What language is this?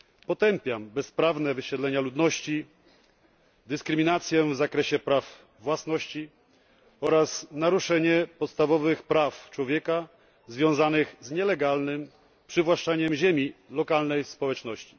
Polish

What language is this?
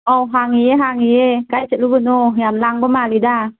Manipuri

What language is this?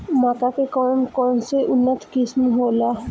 Bhojpuri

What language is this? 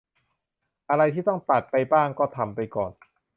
Thai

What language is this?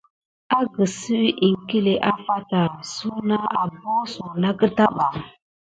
Gidar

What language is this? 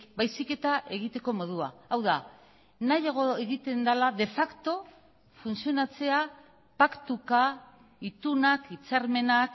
Basque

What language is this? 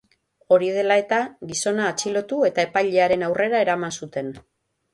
Basque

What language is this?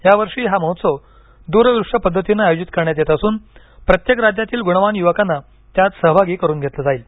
Marathi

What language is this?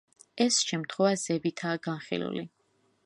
Georgian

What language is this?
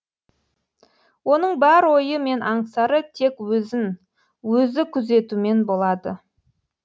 Kazakh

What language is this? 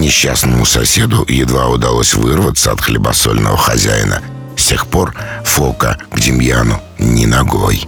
Russian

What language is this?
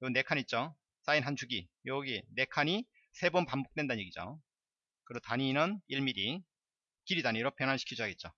Korean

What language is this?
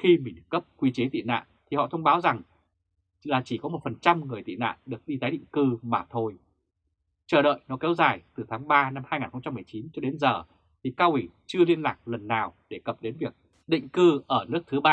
Vietnamese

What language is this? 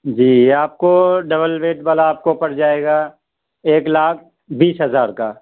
Urdu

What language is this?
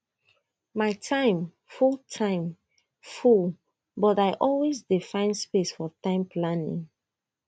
Nigerian Pidgin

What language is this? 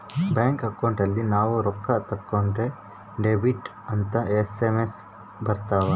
Kannada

